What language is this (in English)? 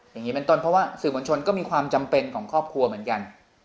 Thai